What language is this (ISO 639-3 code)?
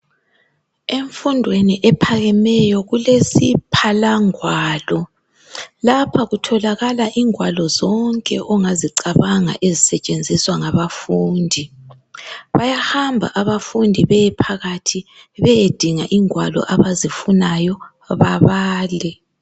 nde